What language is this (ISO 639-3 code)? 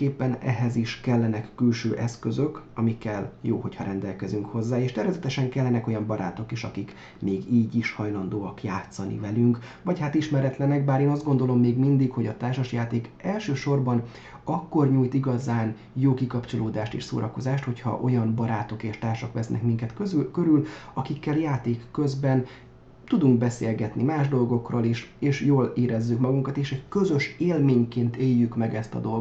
hun